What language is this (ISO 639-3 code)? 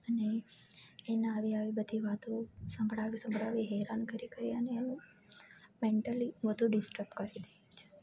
guj